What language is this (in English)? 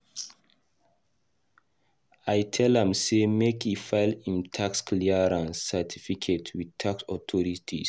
Nigerian Pidgin